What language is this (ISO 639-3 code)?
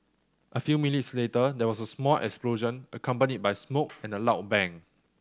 eng